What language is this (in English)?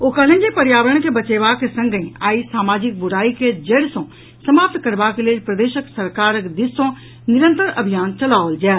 Maithili